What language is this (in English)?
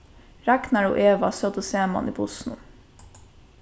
Faroese